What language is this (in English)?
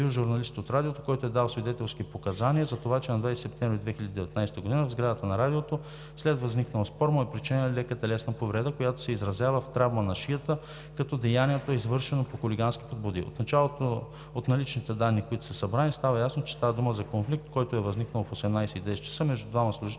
Bulgarian